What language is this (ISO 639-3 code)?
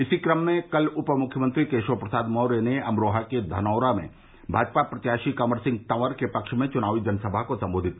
hin